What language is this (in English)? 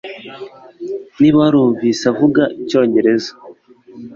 Kinyarwanda